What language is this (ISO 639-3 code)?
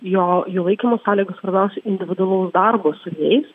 lit